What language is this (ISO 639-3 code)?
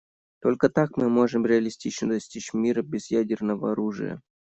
rus